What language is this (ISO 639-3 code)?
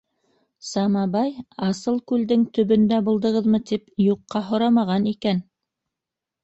bak